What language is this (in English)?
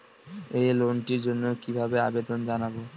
Bangla